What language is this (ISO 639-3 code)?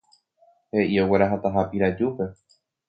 grn